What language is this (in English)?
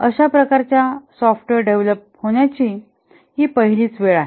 Marathi